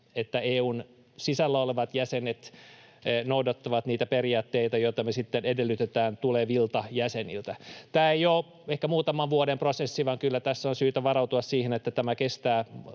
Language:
Finnish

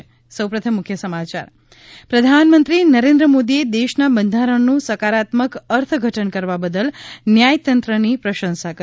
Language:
Gujarati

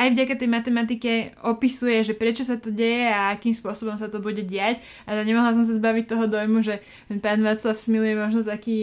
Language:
Slovak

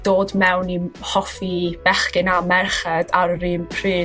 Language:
Welsh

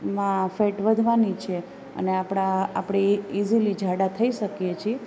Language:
Gujarati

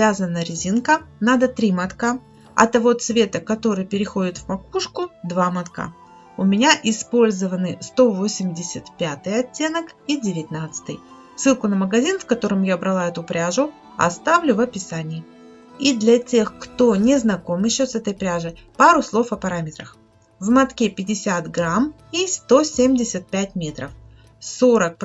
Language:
Russian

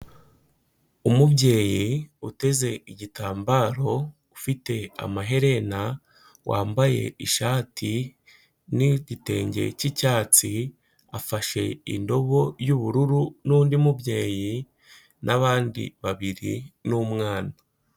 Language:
Kinyarwanda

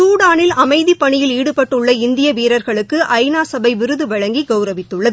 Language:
Tamil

